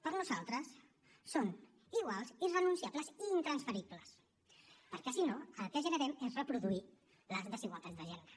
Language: Catalan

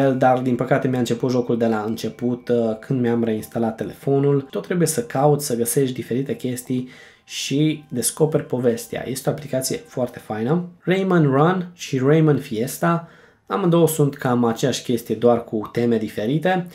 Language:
Romanian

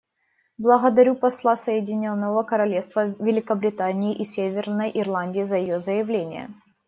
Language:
Russian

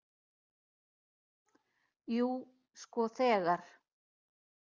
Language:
Icelandic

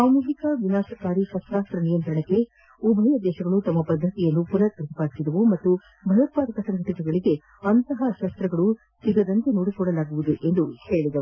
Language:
Kannada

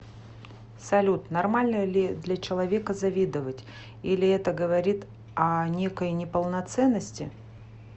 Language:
Russian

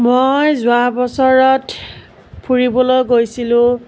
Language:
Assamese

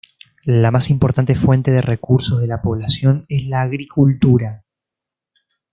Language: Spanish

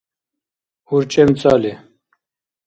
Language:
Dargwa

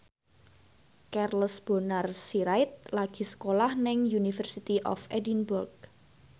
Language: Javanese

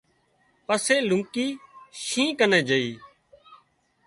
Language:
Wadiyara Koli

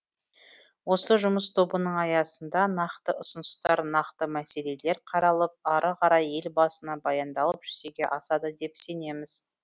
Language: Kazakh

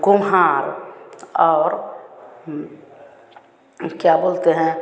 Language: Hindi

